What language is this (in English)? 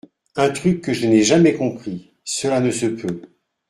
French